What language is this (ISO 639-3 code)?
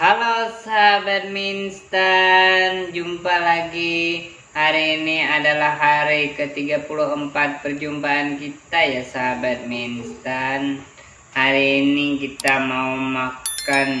ind